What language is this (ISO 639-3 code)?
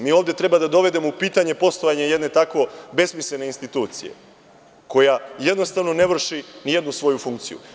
srp